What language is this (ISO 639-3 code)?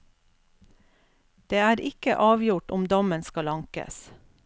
nor